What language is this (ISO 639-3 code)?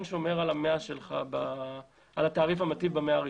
heb